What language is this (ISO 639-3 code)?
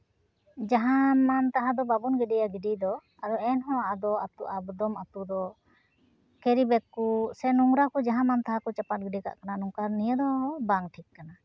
sat